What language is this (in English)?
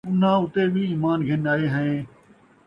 Saraiki